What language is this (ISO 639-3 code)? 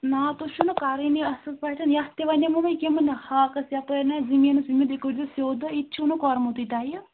kas